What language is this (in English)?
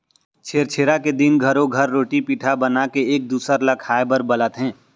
Chhattisgarhi